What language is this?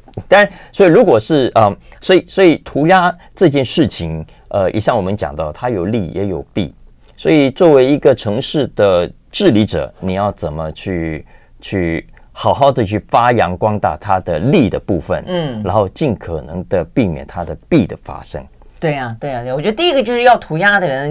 Chinese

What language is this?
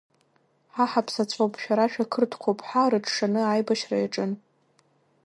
Abkhazian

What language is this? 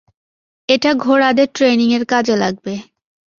Bangla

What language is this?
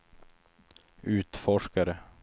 Swedish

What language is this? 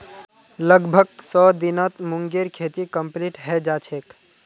Magahi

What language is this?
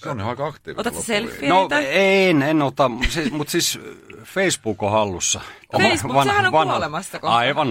Finnish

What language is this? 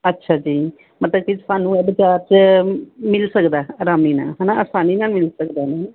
Punjabi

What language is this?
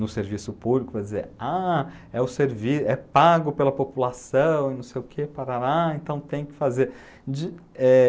Portuguese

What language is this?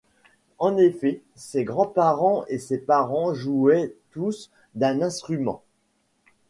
French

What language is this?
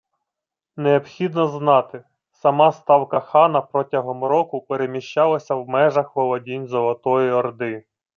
Ukrainian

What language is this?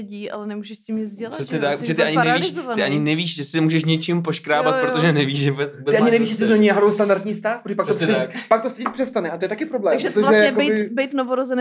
Czech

